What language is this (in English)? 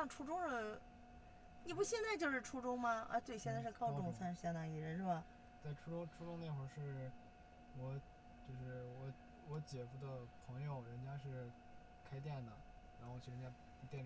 Chinese